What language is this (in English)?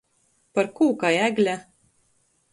Latgalian